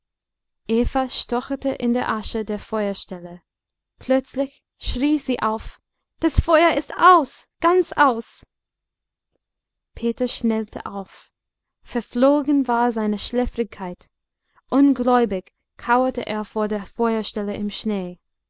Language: German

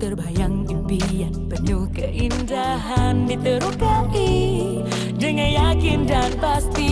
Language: Indonesian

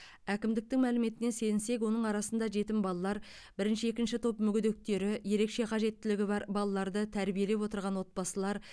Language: Kazakh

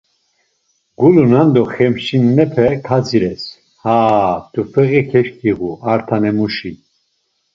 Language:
Laz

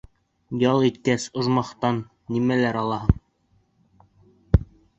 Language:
Bashkir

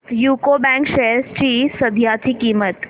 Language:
Marathi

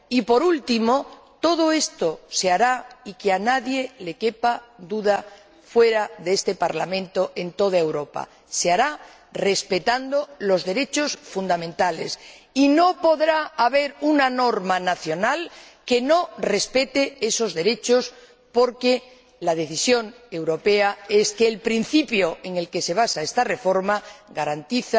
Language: Spanish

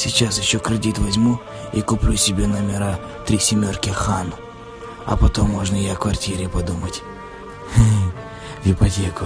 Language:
Russian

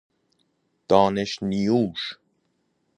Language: Persian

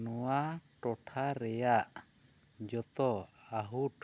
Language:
Santali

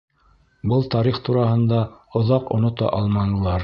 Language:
Bashkir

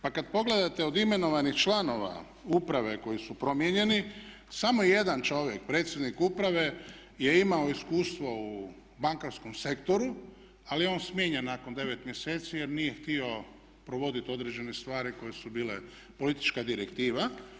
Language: Croatian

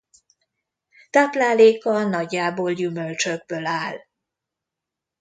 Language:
Hungarian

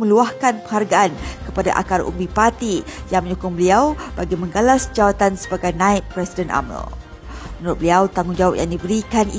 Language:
Malay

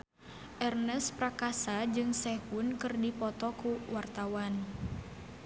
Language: Sundanese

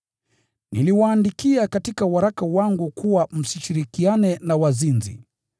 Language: Swahili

